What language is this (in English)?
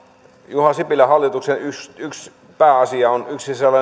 Finnish